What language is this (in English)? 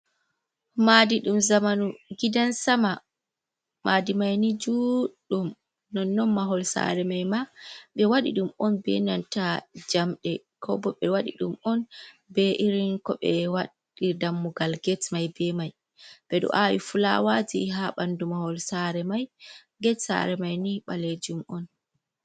Fula